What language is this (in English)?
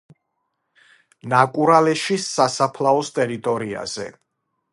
Georgian